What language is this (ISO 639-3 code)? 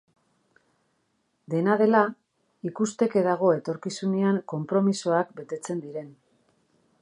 eus